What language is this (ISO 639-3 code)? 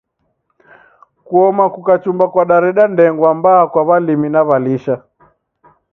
dav